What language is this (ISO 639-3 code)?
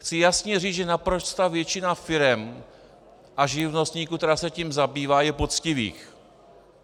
ces